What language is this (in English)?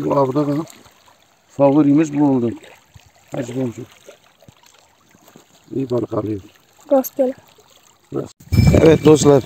Turkish